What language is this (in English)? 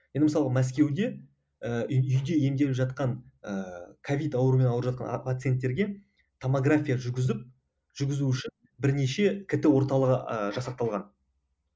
Kazakh